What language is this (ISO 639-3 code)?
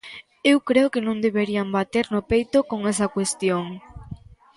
glg